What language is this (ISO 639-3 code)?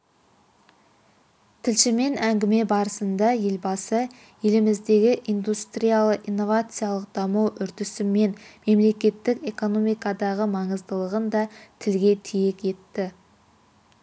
kaz